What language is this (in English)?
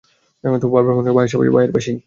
Bangla